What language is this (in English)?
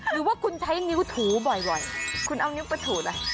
Thai